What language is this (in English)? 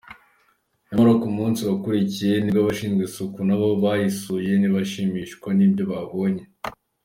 Kinyarwanda